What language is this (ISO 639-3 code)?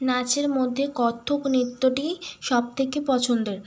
ben